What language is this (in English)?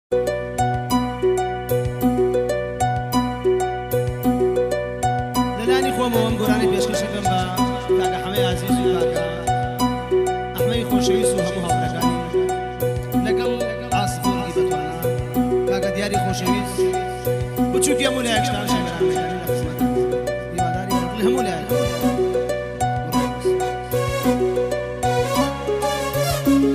Romanian